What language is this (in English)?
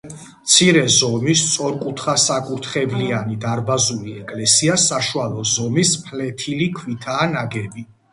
Georgian